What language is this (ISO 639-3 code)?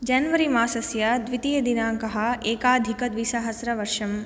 san